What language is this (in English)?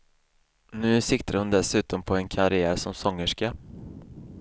Swedish